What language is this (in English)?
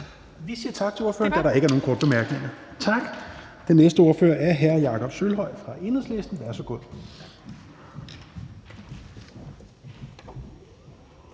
Danish